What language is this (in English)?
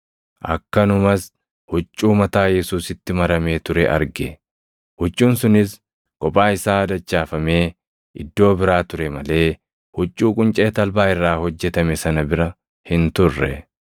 Oromo